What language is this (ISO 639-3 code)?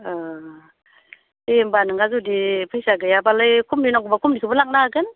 brx